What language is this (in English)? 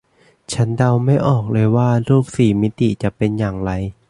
Thai